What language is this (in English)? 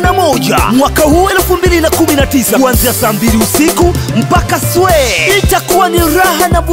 Portuguese